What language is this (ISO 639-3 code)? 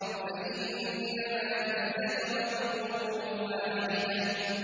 ara